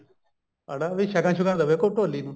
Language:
Punjabi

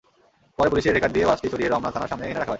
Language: Bangla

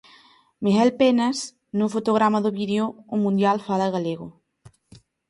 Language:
Galician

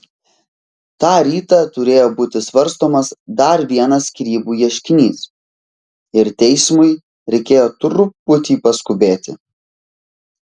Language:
Lithuanian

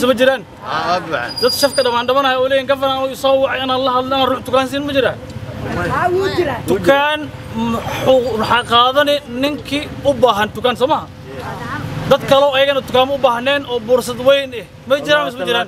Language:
Arabic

